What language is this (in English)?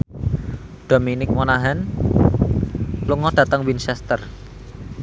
Javanese